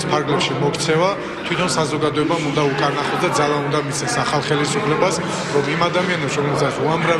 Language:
Persian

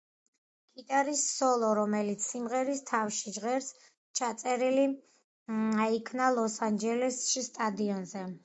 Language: Georgian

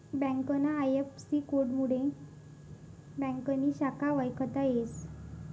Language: Marathi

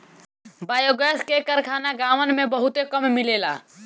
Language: Bhojpuri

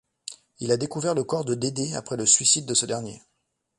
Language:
French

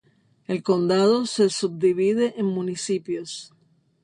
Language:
Spanish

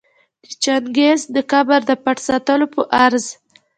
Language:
Pashto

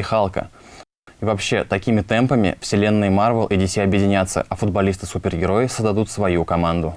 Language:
Russian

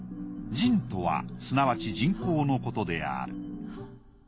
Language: Japanese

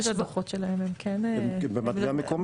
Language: Hebrew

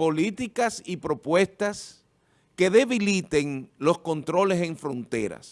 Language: Spanish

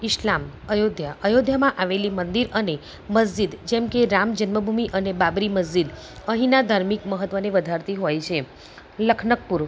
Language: Gujarati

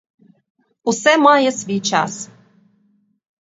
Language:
Ukrainian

